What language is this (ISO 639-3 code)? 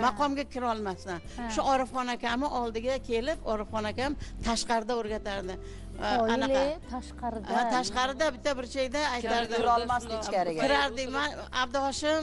tur